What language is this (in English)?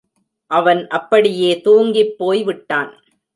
Tamil